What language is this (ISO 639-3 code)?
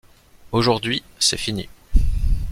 fra